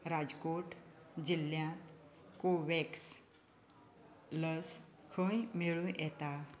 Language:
Konkani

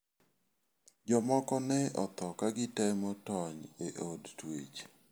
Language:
Luo (Kenya and Tanzania)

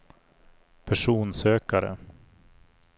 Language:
Swedish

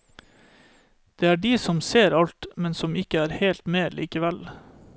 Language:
Norwegian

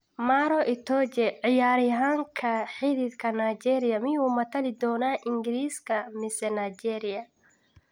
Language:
Somali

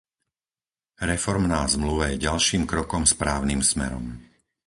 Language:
Slovak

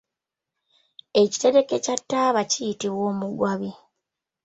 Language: Ganda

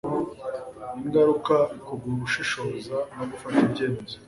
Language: Kinyarwanda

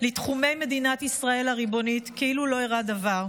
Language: Hebrew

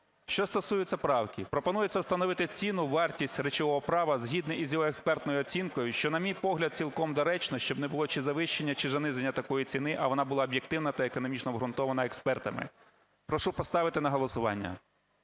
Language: Ukrainian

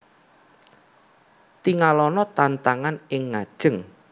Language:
Javanese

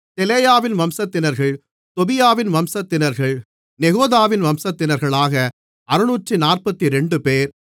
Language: Tamil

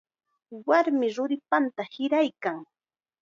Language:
Chiquián Ancash Quechua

